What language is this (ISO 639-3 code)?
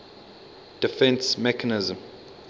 eng